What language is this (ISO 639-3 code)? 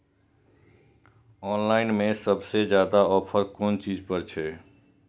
mai